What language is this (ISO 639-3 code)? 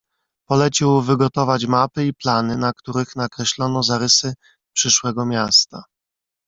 pol